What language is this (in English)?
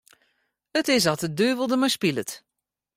Western Frisian